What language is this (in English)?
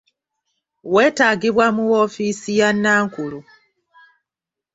Ganda